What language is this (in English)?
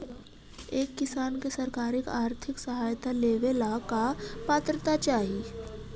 Magahi